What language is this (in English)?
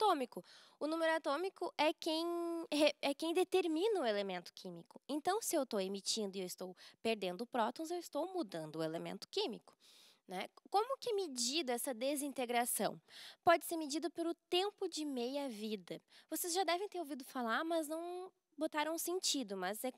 Portuguese